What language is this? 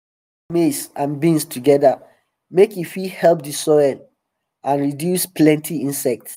Nigerian Pidgin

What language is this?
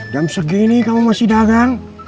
Indonesian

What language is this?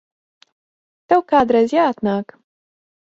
Latvian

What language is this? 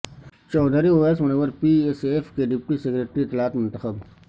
Urdu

